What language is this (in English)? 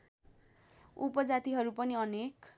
Nepali